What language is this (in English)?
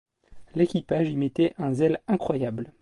French